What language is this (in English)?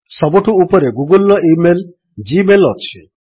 Odia